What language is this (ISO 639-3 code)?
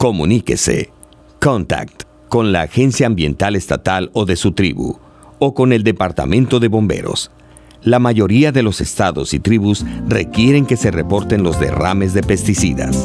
spa